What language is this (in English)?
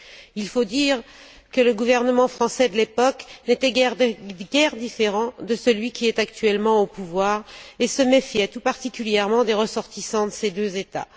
French